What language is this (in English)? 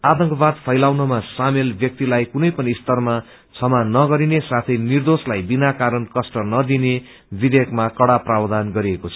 Nepali